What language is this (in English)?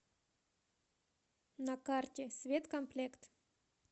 Russian